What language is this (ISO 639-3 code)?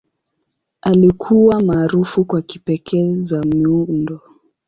swa